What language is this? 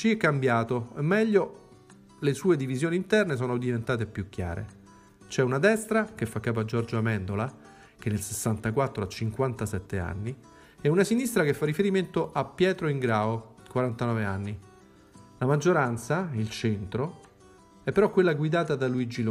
Italian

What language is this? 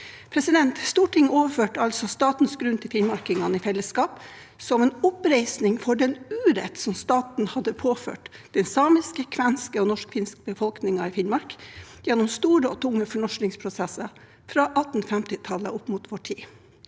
Norwegian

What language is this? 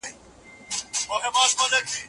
Pashto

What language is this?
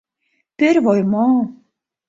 Mari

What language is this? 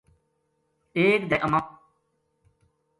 Gujari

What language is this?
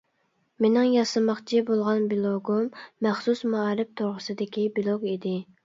Uyghur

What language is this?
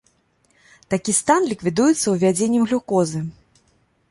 Belarusian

